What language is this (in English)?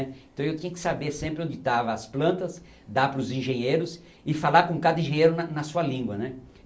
Portuguese